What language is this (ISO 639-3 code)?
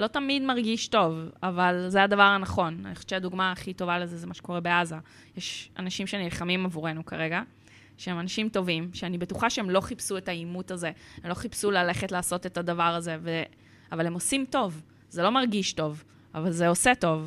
heb